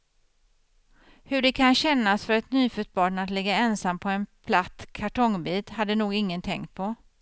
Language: Swedish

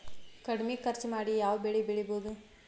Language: Kannada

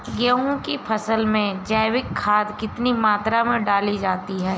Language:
Hindi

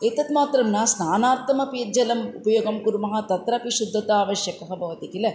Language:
Sanskrit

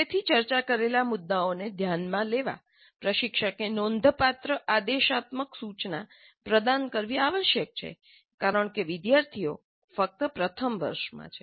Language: Gujarati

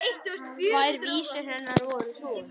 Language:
Icelandic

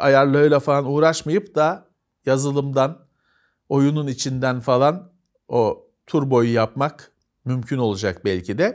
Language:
Turkish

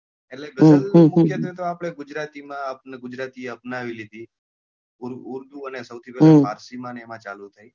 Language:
Gujarati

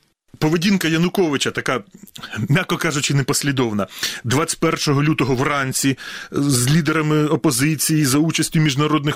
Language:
Ukrainian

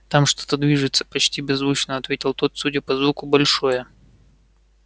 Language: Russian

